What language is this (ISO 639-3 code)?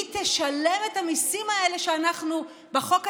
heb